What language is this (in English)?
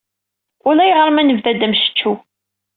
Kabyle